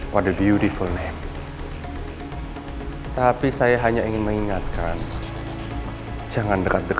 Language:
Indonesian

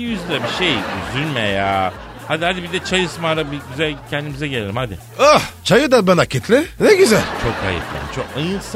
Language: Turkish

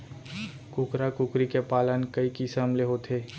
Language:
Chhattisgarhi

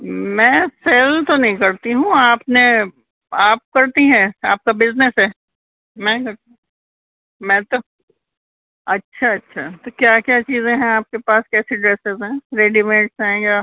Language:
Urdu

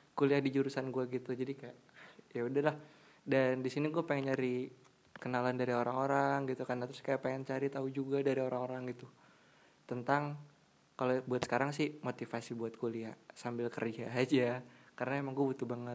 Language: Indonesian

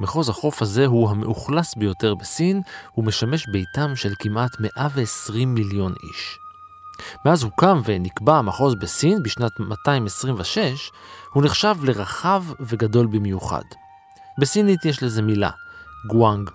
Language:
Hebrew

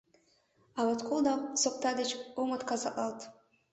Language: Mari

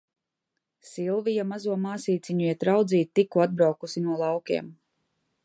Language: Latvian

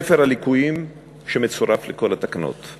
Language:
Hebrew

